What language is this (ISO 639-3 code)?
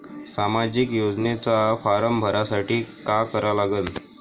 mar